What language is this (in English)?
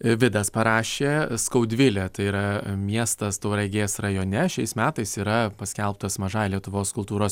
Lithuanian